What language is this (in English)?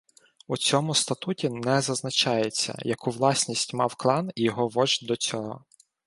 Ukrainian